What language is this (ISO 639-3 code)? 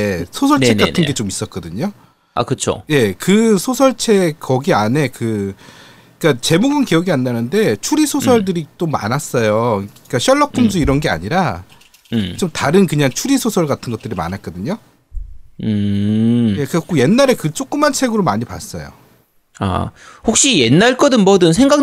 kor